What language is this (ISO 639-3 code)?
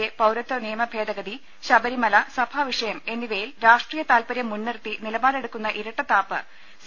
mal